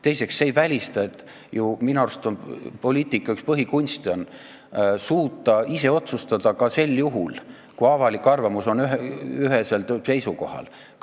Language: Estonian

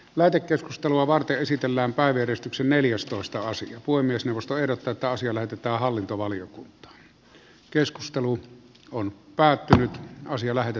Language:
Finnish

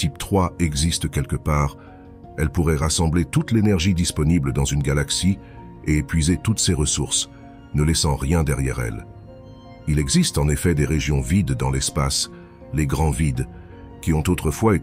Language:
French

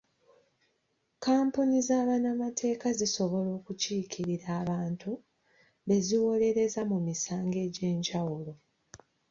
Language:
Ganda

